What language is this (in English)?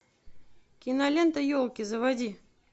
Russian